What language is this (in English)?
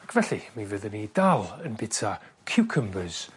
Welsh